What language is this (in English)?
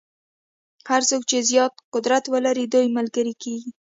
Pashto